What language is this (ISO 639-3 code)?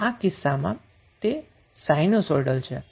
guj